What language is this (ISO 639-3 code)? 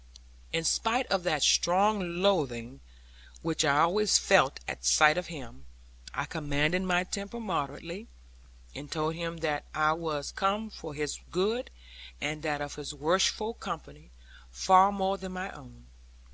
eng